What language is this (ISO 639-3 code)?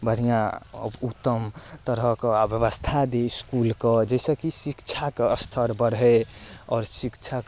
mai